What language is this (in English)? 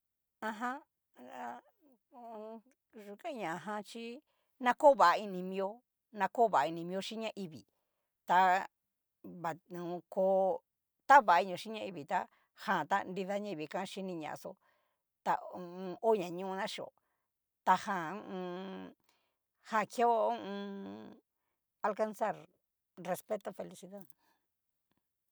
Cacaloxtepec Mixtec